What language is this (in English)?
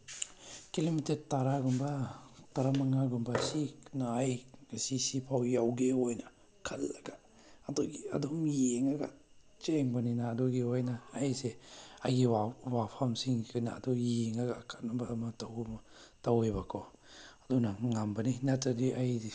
Manipuri